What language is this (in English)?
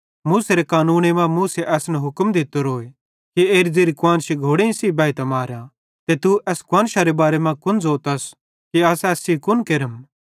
Bhadrawahi